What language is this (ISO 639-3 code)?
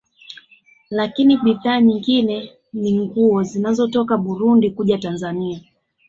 swa